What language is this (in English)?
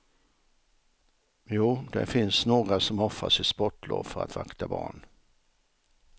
Swedish